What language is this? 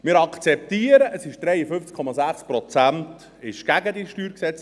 Swiss German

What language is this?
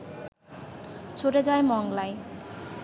Bangla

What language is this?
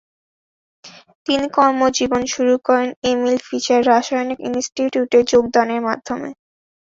Bangla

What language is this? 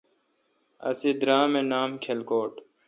Kalkoti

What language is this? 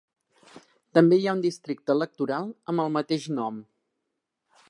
Catalan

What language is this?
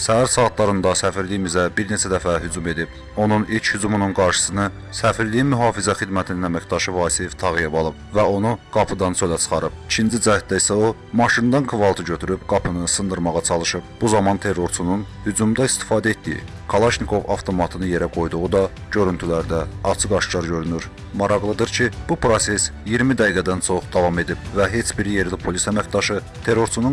Turkish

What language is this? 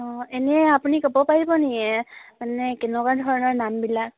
Assamese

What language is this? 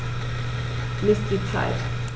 German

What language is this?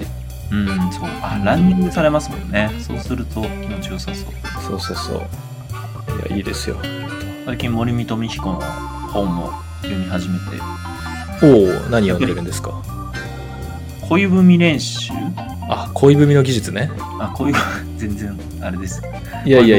Japanese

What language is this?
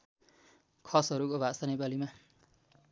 Nepali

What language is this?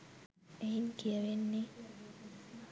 Sinhala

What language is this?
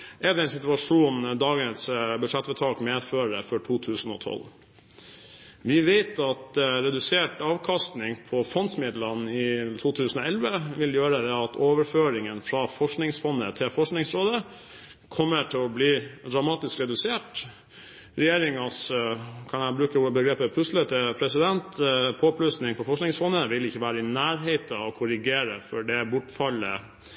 Norwegian Bokmål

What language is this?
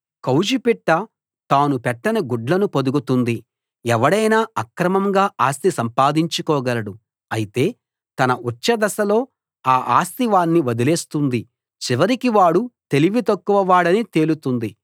Telugu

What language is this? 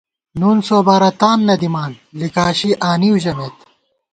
Gawar-Bati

